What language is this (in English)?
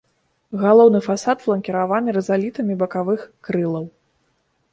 Belarusian